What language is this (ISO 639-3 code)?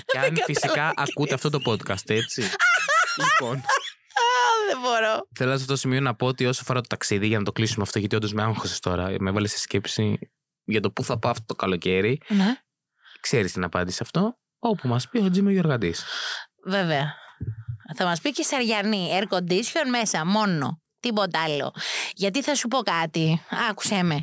ell